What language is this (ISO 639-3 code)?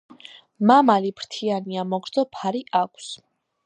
kat